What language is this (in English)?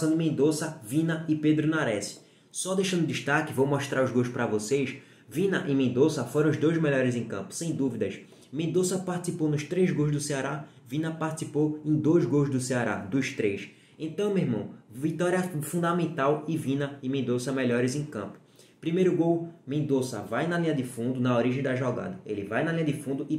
Portuguese